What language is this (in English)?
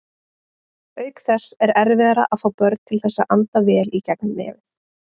Icelandic